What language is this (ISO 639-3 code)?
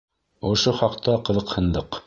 bak